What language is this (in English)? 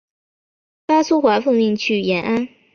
Chinese